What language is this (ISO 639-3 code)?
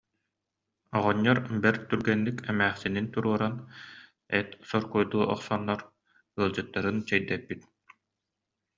sah